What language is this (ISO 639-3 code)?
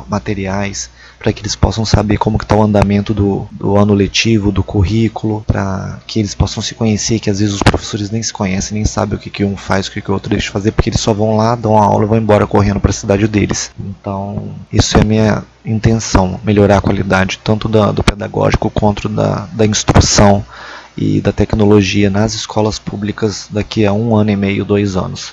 por